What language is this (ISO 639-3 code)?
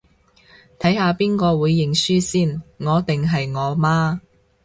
yue